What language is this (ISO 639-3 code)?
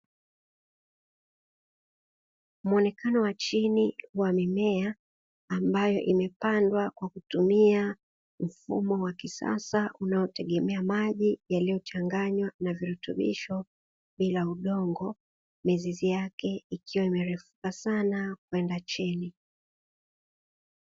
swa